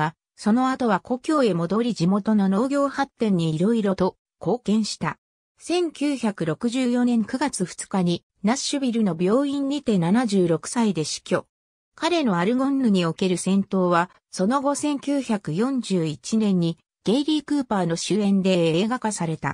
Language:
Japanese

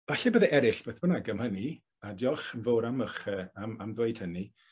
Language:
Welsh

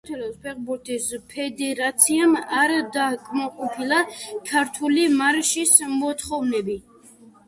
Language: Georgian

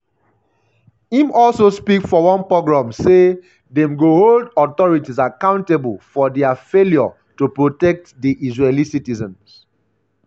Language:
Nigerian Pidgin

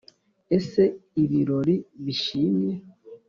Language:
Kinyarwanda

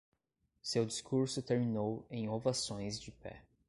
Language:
Portuguese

